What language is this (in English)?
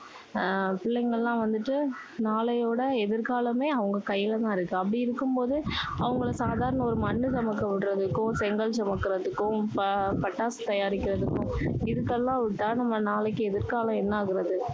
Tamil